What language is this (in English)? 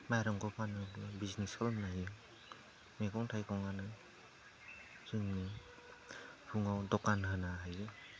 Bodo